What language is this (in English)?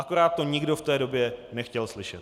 Czech